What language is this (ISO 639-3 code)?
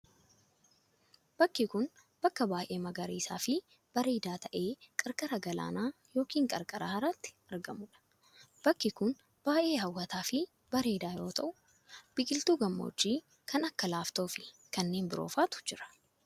orm